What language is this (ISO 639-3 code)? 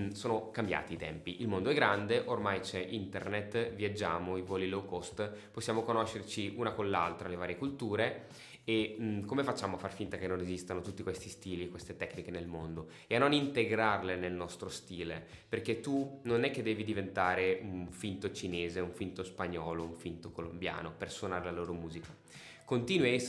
ita